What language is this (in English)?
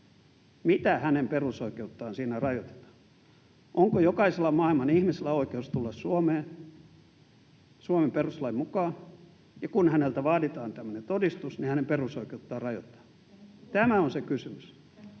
Finnish